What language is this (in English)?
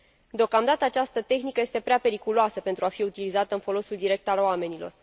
Romanian